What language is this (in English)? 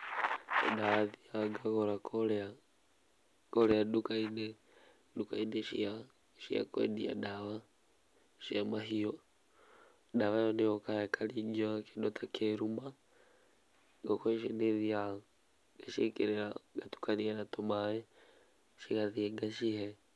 Kikuyu